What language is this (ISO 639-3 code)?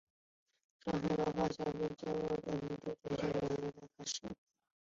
zho